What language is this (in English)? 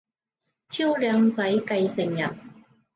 Cantonese